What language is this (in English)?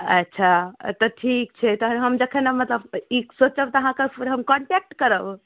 Maithili